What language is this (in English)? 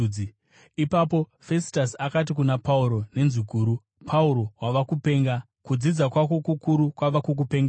Shona